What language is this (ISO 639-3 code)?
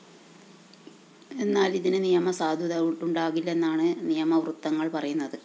mal